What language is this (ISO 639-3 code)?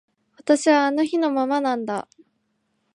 jpn